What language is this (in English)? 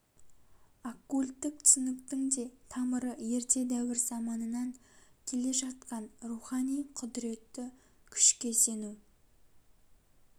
Kazakh